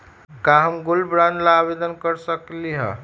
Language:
Magahi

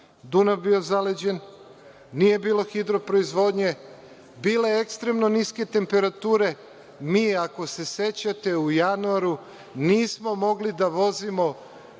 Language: Serbian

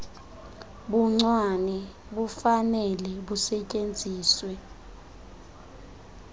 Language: Xhosa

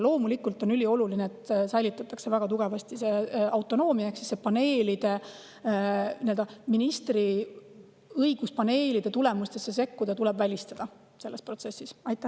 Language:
Estonian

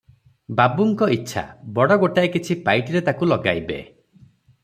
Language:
Odia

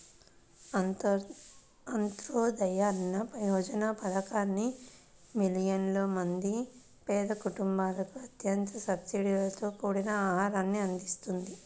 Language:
Telugu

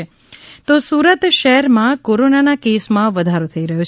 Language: Gujarati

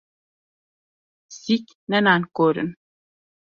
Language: Kurdish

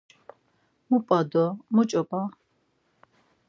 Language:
Laz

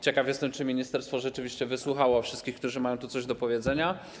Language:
Polish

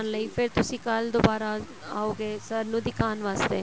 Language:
Punjabi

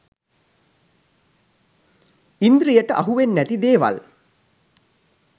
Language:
Sinhala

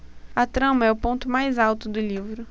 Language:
Portuguese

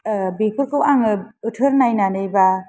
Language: Bodo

